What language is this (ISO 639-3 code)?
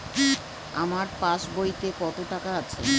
ben